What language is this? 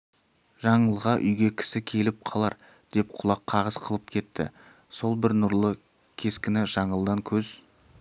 Kazakh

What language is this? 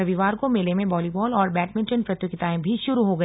Hindi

